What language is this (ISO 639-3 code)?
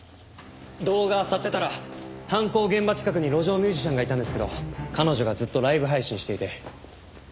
jpn